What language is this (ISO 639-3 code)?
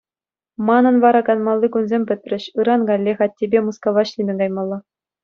chv